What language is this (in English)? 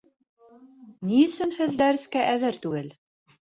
Bashkir